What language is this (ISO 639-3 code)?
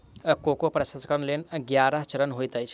mai